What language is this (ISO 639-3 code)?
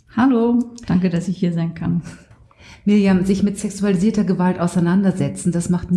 deu